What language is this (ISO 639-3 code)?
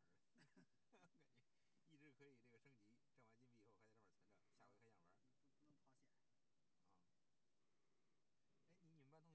zho